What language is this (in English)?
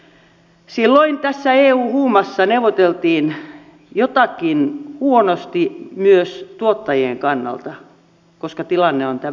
Finnish